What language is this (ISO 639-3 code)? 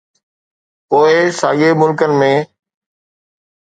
snd